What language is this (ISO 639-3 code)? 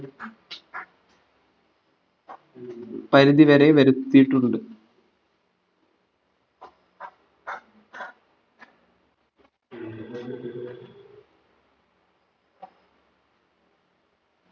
mal